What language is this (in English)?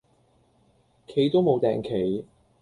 Cantonese